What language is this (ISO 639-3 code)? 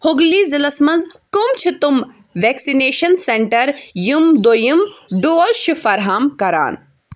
kas